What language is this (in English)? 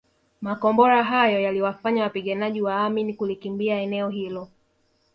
Swahili